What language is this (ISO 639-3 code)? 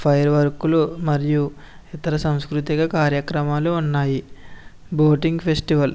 tel